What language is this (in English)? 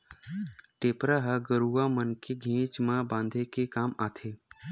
Chhattisgarhi